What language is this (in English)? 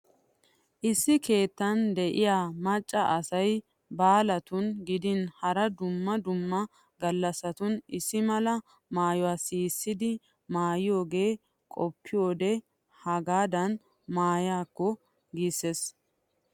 Wolaytta